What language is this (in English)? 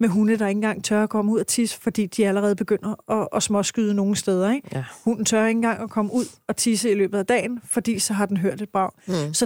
Danish